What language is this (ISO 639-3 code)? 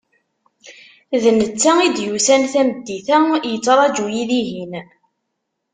kab